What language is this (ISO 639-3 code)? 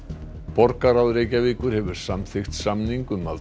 isl